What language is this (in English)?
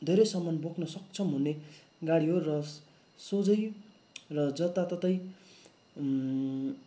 Nepali